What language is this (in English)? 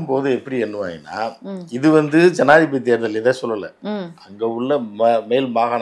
Korean